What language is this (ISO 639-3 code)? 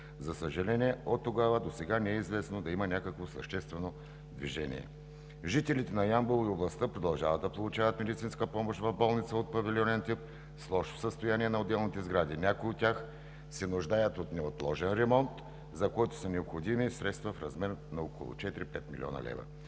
bul